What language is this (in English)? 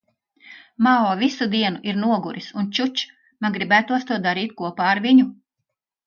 Latvian